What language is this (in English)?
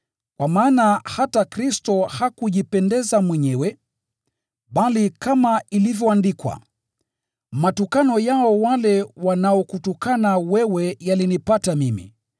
Swahili